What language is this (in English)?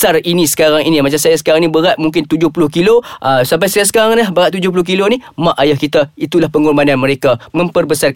Malay